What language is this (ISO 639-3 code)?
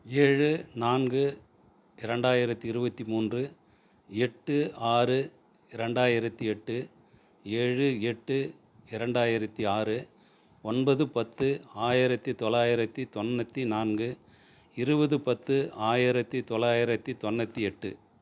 tam